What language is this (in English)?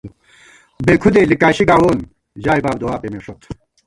Gawar-Bati